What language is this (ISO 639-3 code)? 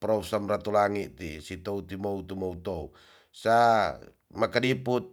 txs